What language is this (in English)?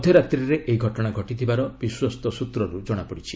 Odia